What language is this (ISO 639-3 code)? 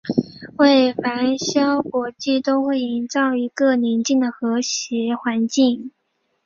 zho